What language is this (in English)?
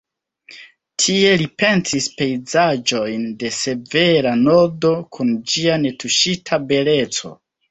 Esperanto